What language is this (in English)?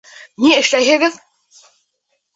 Bashkir